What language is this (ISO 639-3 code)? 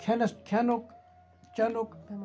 kas